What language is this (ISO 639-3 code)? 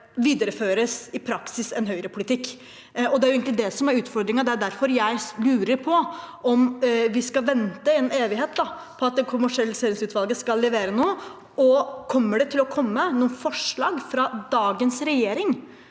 nor